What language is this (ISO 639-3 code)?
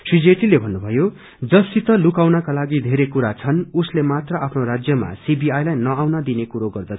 nep